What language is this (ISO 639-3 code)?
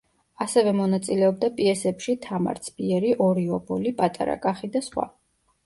kat